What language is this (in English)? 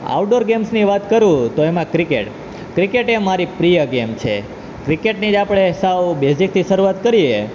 Gujarati